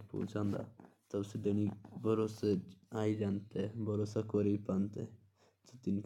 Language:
Jaunsari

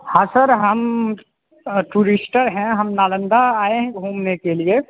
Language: Hindi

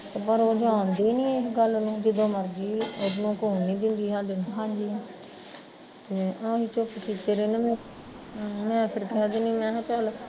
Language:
Punjabi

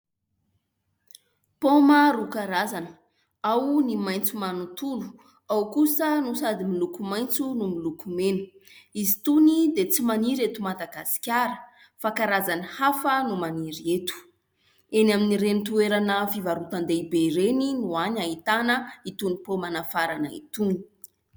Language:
Malagasy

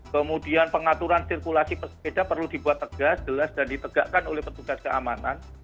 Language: Indonesian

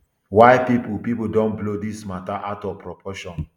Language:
Nigerian Pidgin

